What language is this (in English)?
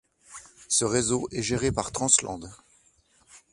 French